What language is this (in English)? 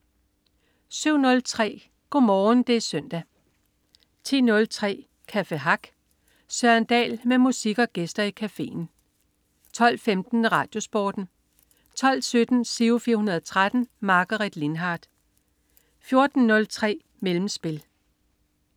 Danish